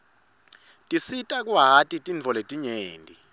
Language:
Swati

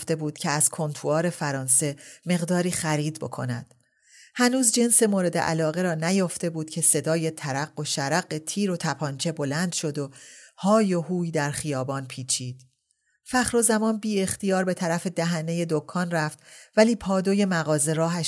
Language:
Persian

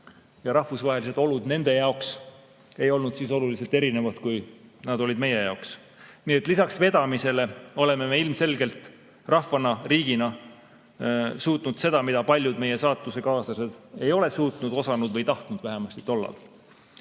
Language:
Estonian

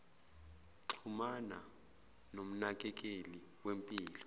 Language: Zulu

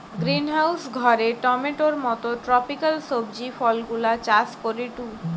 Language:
Bangla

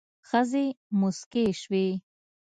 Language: Pashto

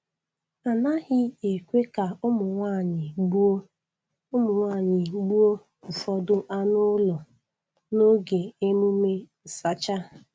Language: Igbo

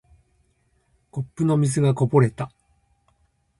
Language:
Japanese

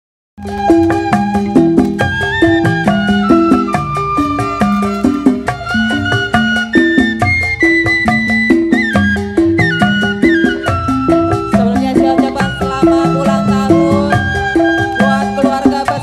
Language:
Indonesian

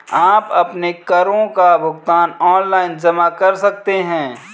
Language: Hindi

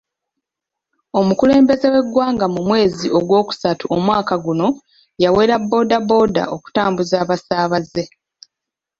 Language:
Ganda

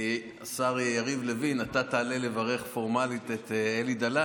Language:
Hebrew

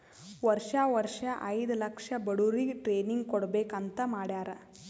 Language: Kannada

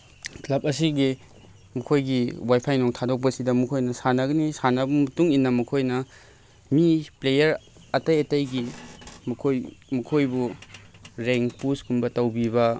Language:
Manipuri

